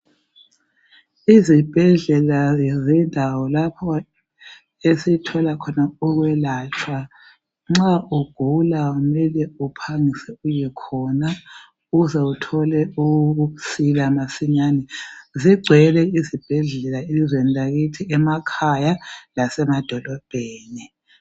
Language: North Ndebele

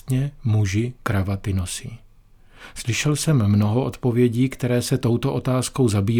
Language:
Czech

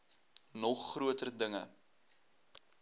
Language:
Afrikaans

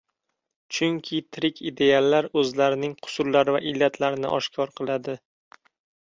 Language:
Uzbek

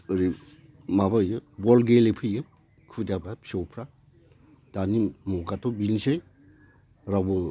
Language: Bodo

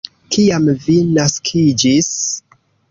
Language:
Esperanto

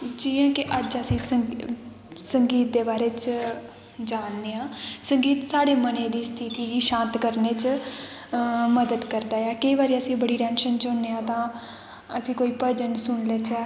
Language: Dogri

